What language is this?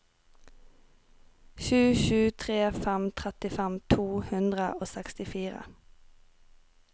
Norwegian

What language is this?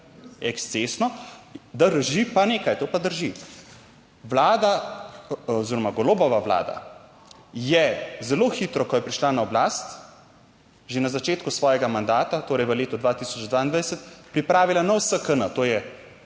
Slovenian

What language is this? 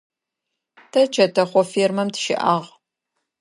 Adyghe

